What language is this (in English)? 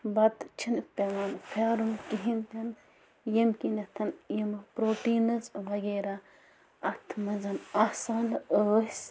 Kashmiri